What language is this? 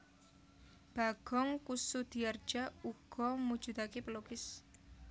Javanese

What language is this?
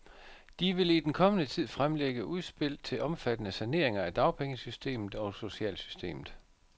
Danish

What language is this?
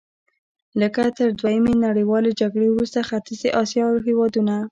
Pashto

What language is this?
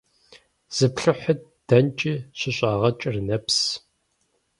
Kabardian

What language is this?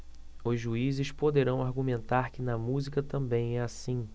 Portuguese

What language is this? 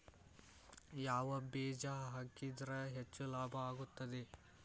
Kannada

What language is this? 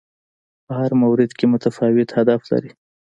Pashto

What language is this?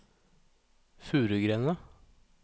Norwegian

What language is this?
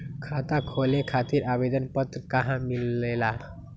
Magahi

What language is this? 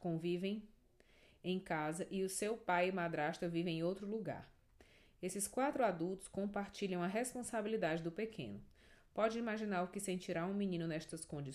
Portuguese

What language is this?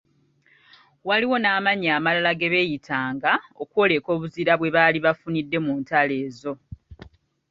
Ganda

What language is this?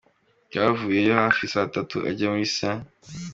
Kinyarwanda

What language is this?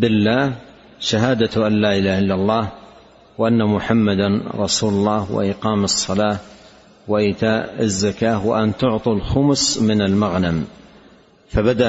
Arabic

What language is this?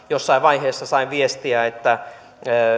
Finnish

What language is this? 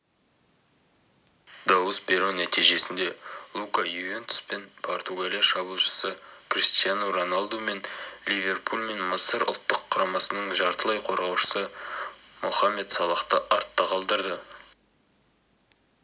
Kazakh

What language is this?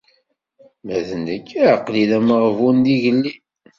Kabyle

